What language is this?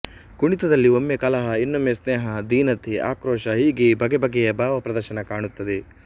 Kannada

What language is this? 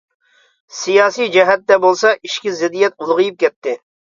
Uyghur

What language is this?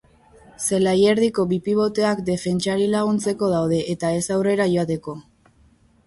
Basque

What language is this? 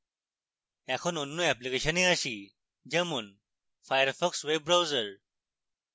Bangla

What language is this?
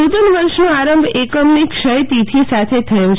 Gujarati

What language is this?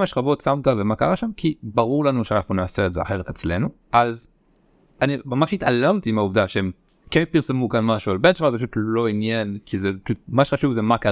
Hebrew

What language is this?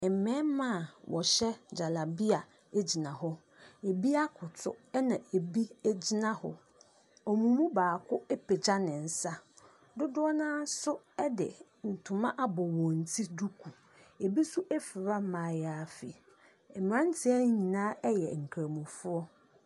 Akan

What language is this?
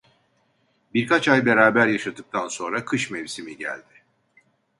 Turkish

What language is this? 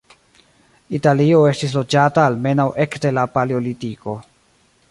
Esperanto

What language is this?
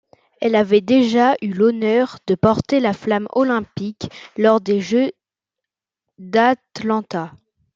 French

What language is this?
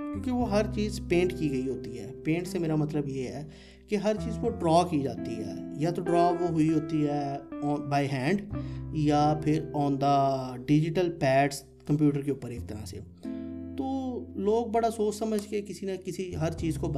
Urdu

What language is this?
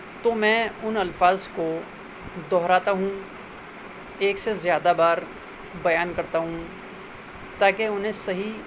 Urdu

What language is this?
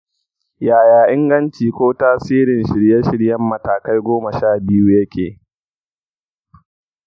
Hausa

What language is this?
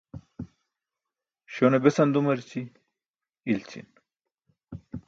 Burushaski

